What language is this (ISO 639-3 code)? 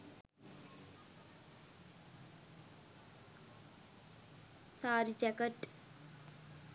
sin